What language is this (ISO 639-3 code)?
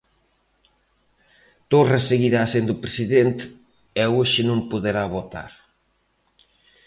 glg